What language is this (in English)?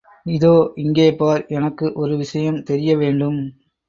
Tamil